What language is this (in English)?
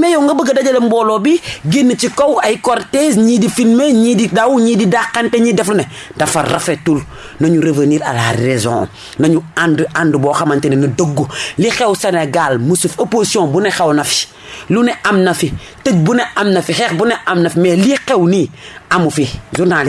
French